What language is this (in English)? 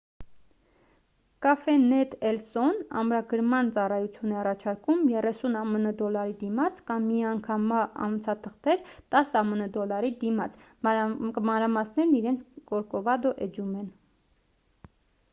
Armenian